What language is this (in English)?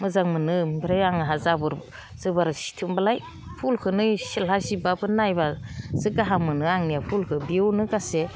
Bodo